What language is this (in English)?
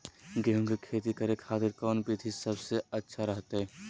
Magahi